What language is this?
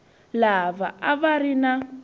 Tsonga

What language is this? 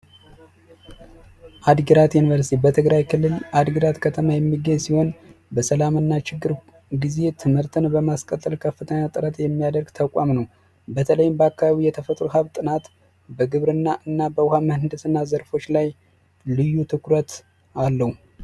Amharic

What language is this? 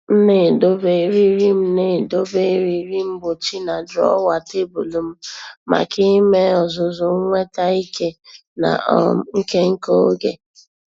Igbo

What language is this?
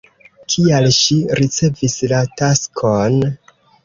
Esperanto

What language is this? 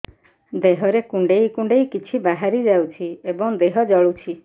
Odia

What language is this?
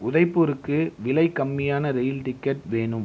Tamil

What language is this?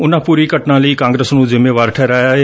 Punjabi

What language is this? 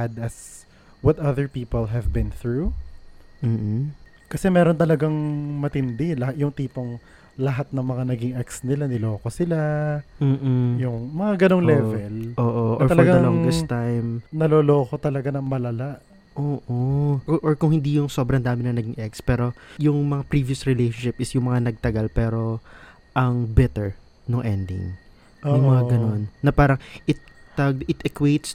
Filipino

